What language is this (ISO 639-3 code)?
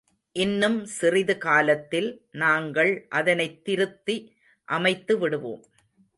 tam